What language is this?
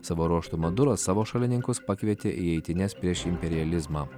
Lithuanian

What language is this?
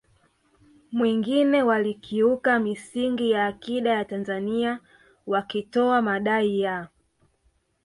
Swahili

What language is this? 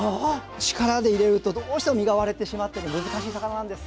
Japanese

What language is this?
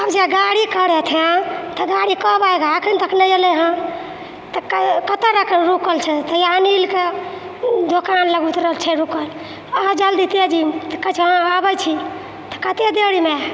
Maithili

